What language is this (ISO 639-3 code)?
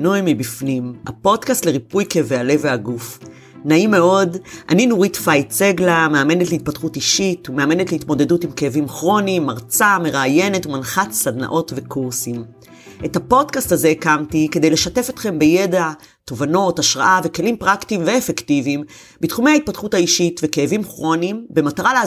heb